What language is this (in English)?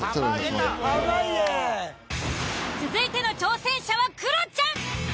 Japanese